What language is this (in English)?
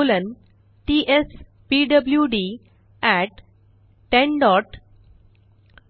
Marathi